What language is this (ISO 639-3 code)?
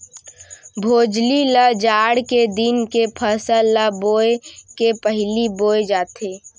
hne